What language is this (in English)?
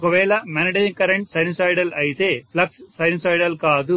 Telugu